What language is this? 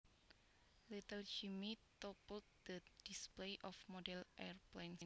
Javanese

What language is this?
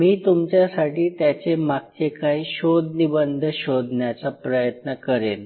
Marathi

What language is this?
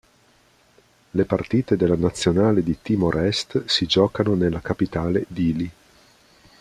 Italian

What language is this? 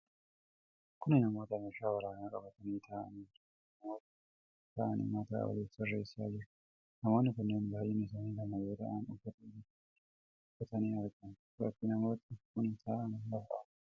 Oromo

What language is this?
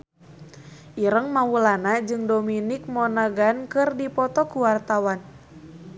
Sundanese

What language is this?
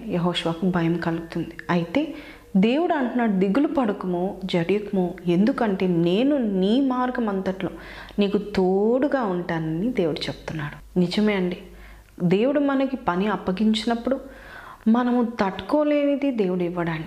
Telugu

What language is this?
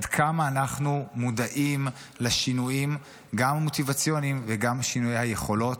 Hebrew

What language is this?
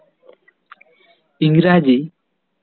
Santali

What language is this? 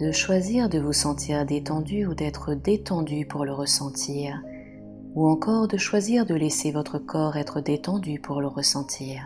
French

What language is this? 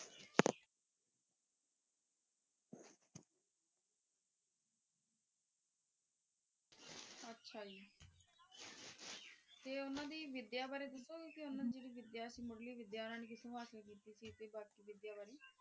Punjabi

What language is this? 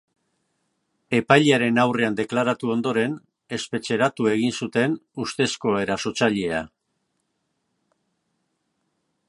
Basque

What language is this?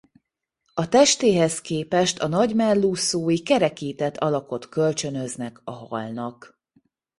Hungarian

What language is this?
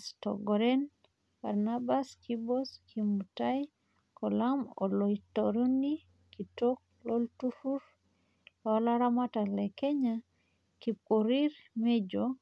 Masai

